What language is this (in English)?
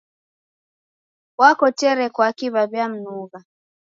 Taita